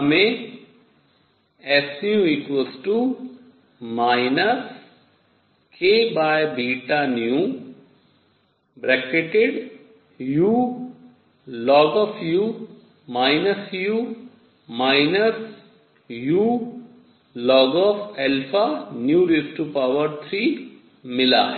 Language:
Hindi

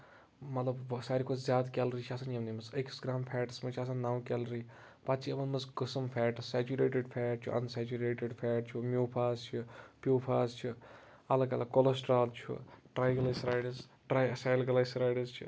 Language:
Kashmiri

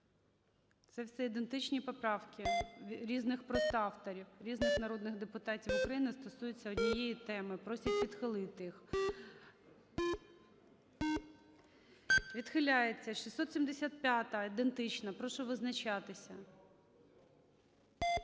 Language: Ukrainian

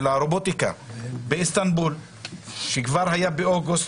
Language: Hebrew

